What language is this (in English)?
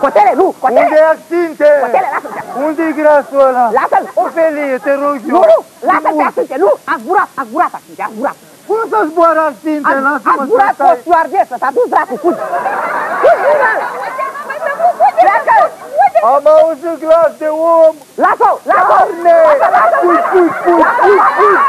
Romanian